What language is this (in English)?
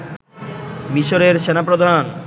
Bangla